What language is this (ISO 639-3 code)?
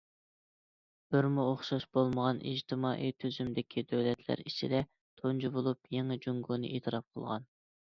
uig